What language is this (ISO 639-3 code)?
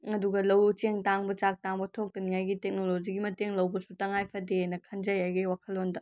mni